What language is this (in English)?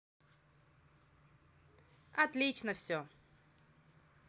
Russian